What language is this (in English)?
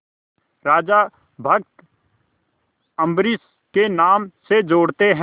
Hindi